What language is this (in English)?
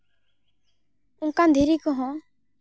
Santali